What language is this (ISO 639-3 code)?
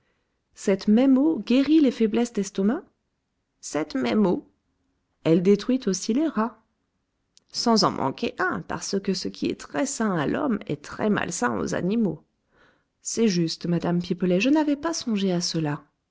fra